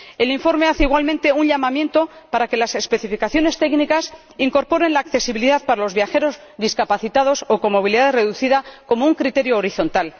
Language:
Spanish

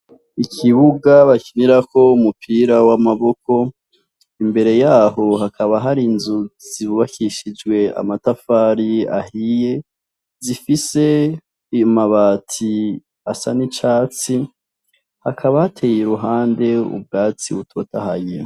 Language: Rundi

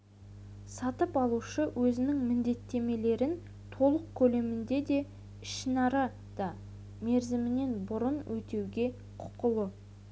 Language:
Kazakh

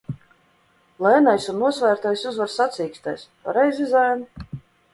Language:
Latvian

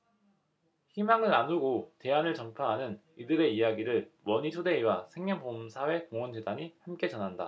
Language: Korean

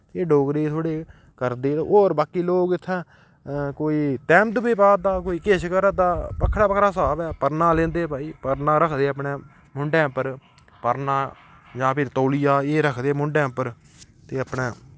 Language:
Dogri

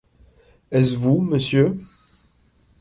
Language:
French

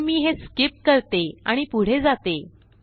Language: Marathi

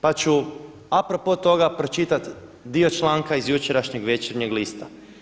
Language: Croatian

